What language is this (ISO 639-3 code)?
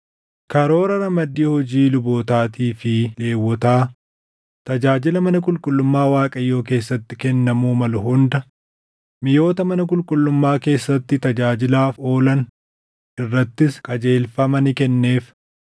orm